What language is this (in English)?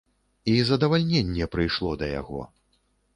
Belarusian